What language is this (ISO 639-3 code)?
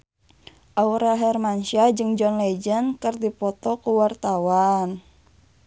sun